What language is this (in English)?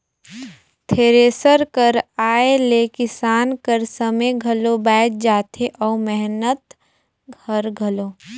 Chhattisgarhi